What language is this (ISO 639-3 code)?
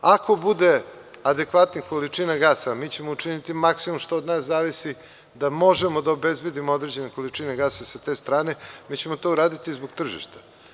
srp